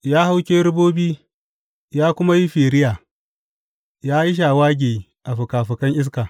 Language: Hausa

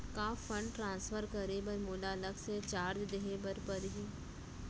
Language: Chhattisgarhi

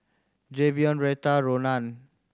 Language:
English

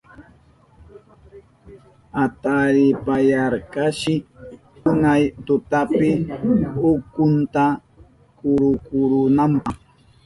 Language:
Southern Pastaza Quechua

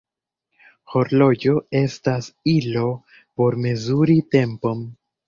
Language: Esperanto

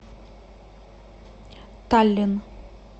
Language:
Russian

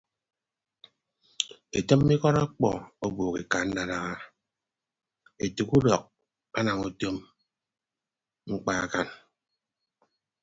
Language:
Ibibio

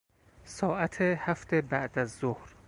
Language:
Persian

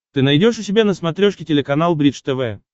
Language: Russian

